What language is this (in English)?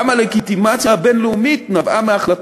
Hebrew